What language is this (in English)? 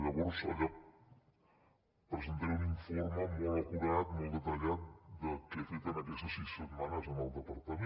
Catalan